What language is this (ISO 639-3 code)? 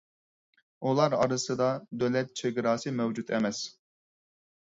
uig